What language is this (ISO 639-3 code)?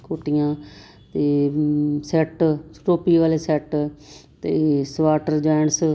pan